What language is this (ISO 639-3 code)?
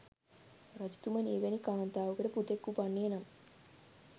sin